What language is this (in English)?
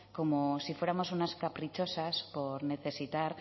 Spanish